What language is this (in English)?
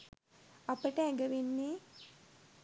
Sinhala